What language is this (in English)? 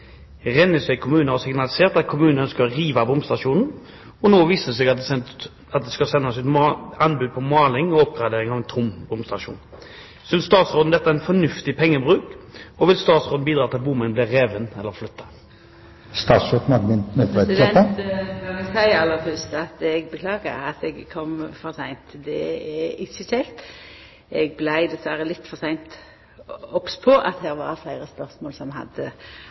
Norwegian